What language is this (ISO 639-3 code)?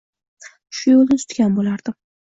uzb